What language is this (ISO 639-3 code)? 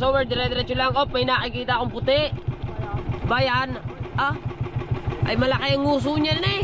fil